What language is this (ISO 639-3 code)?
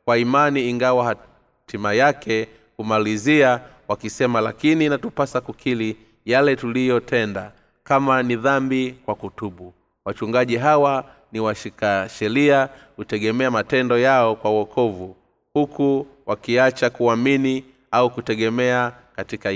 swa